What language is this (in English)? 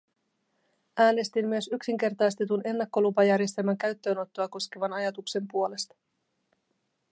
Finnish